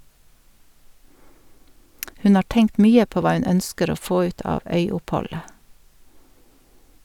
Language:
Norwegian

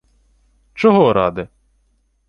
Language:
Ukrainian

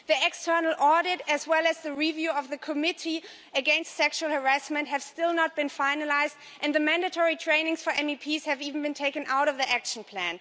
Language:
English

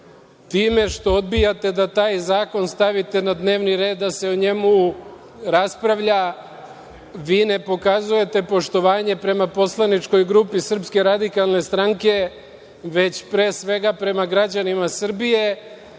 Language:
Serbian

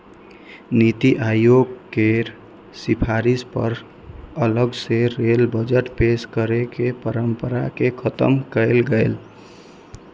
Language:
Maithili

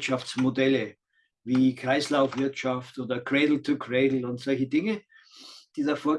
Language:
German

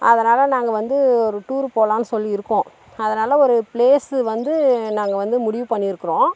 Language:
Tamil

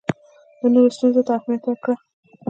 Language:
Pashto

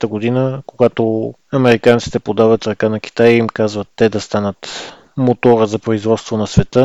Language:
Bulgarian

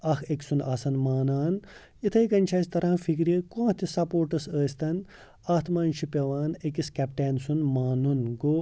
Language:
Kashmiri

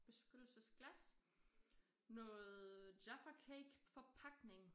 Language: Danish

